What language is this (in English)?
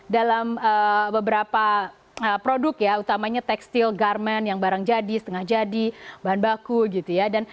Indonesian